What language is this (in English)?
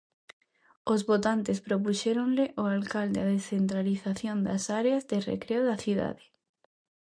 Galician